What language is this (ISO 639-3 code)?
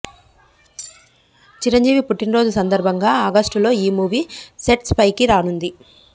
tel